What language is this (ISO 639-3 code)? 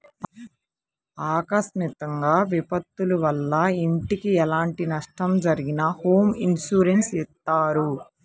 tel